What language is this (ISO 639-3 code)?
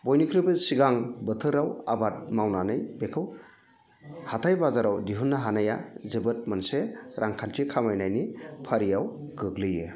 brx